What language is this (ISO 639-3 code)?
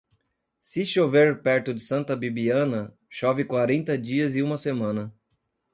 por